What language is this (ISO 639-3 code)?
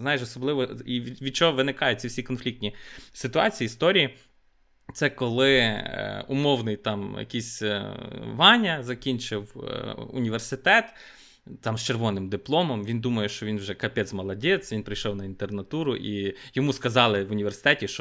ukr